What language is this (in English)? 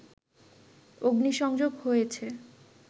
Bangla